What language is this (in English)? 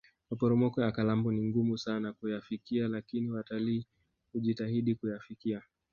Swahili